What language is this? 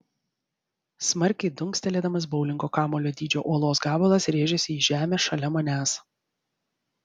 Lithuanian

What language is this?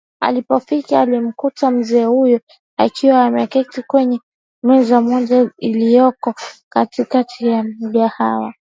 Swahili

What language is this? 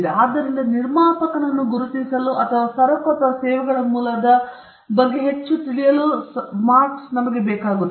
Kannada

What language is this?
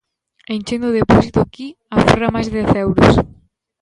Galician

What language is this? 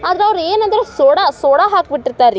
Kannada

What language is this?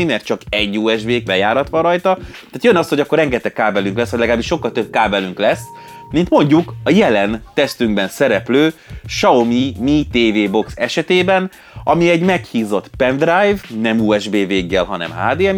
Hungarian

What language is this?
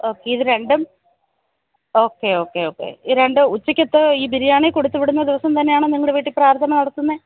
Malayalam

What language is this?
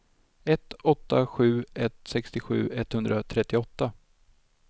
Swedish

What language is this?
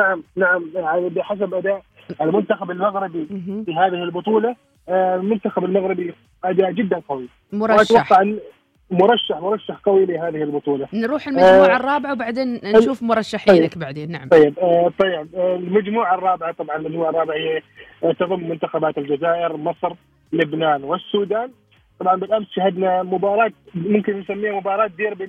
Arabic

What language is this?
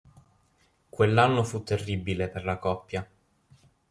Italian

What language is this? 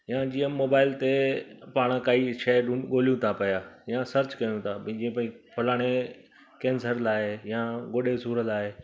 Sindhi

